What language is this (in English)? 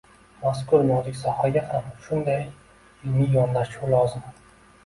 Uzbek